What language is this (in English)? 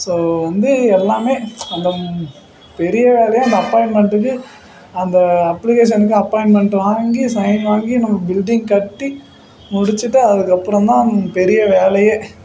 Tamil